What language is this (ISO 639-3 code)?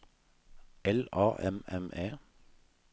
nor